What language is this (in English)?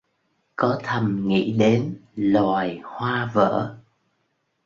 Vietnamese